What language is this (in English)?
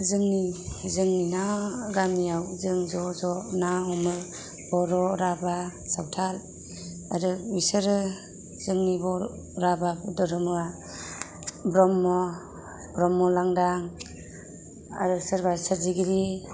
Bodo